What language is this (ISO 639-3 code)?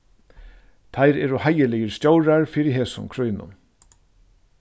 fao